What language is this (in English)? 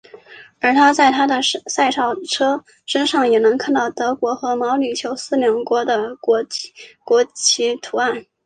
Chinese